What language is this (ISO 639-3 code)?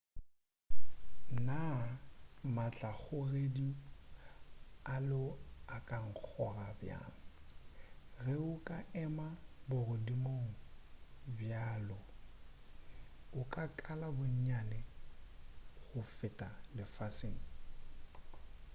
nso